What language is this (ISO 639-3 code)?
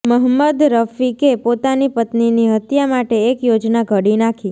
guj